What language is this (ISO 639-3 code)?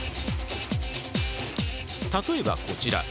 jpn